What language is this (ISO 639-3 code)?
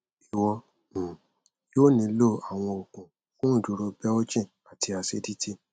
yor